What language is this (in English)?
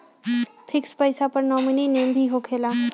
Magahi